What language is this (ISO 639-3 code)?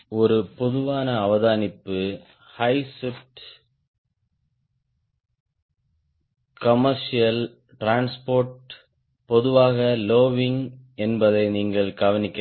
tam